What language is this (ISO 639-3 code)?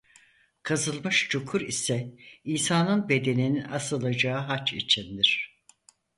tur